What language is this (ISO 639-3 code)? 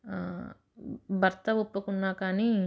tel